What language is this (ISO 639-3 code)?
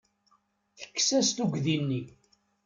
kab